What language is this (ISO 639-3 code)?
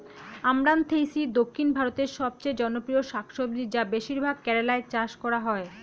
ben